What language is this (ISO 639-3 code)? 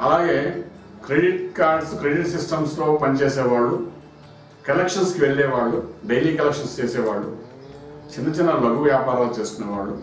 tel